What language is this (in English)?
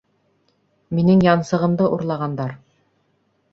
Bashkir